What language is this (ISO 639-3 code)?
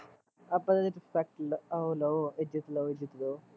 pan